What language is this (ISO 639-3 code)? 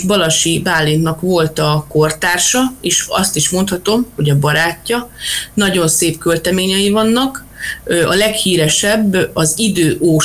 hun